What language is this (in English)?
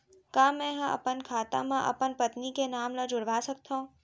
Chhattisgarhi